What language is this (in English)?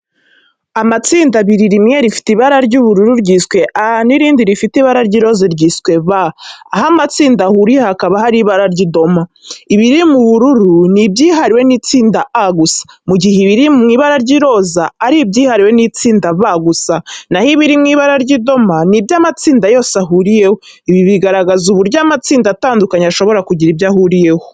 Kinyarwanda